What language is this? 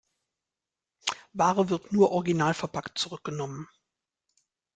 German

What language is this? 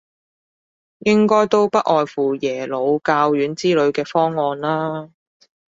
Cantonese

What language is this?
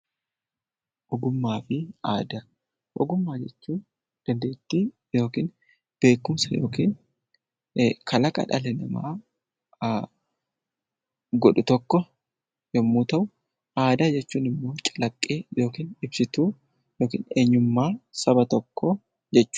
Oromo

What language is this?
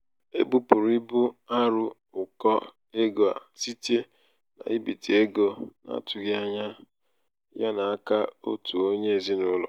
Igbo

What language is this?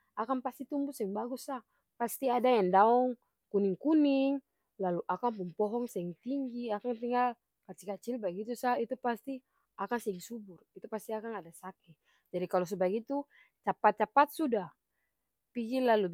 Ambonese Malay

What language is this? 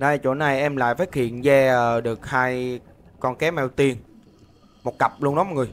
Vietnamese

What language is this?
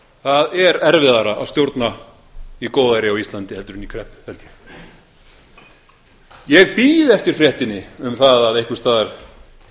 Icelandic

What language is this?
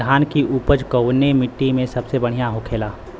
Bhojpuri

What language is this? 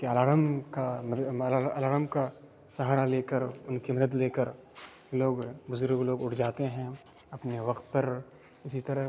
Urdu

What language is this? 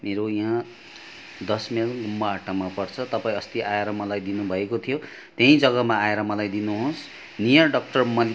Nepali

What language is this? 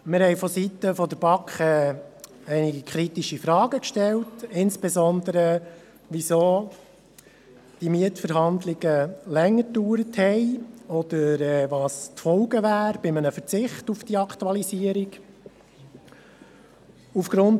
Swiss German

